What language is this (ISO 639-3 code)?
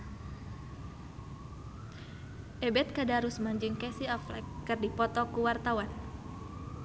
sun